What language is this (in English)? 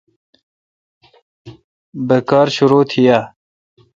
Kalkoti